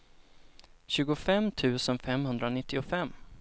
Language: Swedish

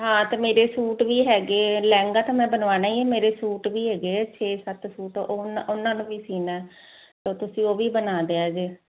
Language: Punjabi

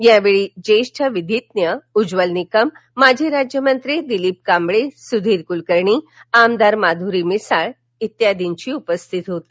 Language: Marathi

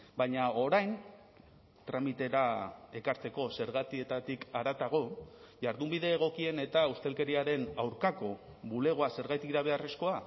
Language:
Basque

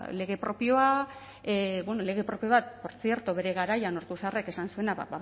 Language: Basque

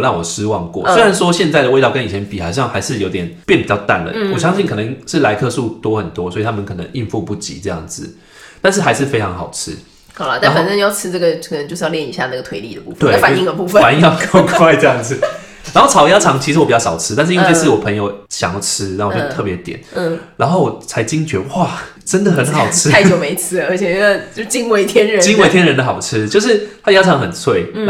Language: Chinese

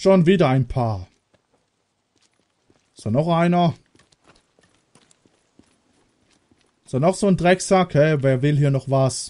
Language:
German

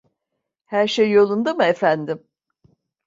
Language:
Turkish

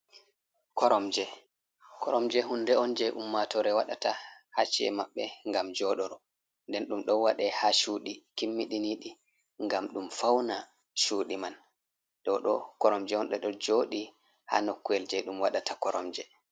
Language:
Fula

